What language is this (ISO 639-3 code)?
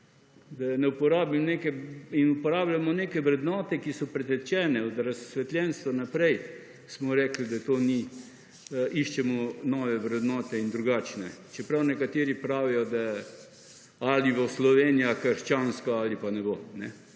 slv